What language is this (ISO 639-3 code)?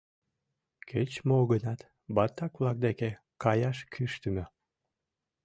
chm